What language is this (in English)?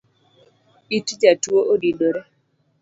Luo (Kenya and Tanzania)